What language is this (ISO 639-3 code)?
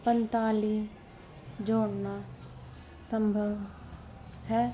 pan